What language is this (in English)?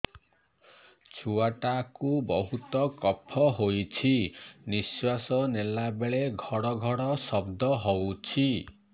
Odia